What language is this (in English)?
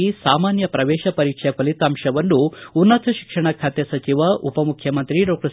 Kannada